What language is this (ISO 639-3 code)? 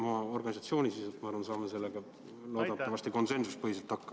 est